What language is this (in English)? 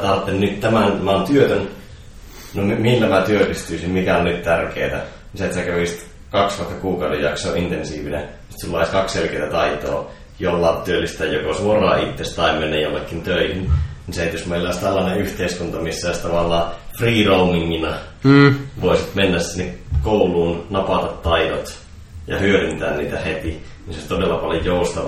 Finnish